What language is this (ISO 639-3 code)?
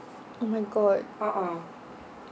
eng